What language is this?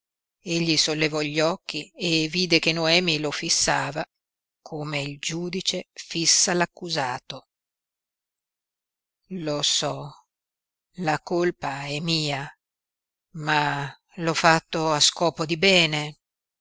Italian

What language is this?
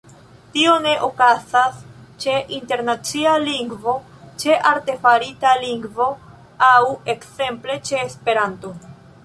Esperanto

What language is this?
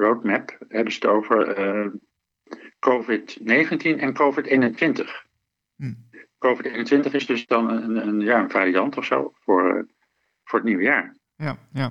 Dutch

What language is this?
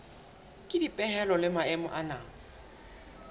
Southern Sotho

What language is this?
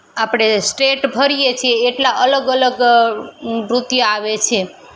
Gujarati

